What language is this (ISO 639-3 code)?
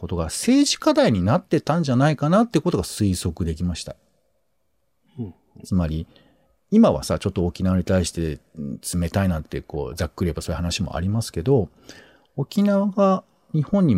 jpn